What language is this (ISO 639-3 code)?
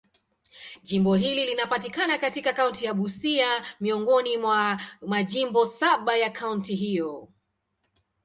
swa